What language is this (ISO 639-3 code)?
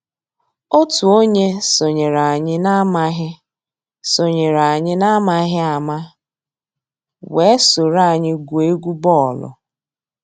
ibo